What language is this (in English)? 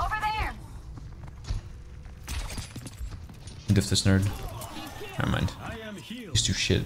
English